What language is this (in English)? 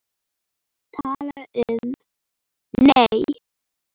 Icelandic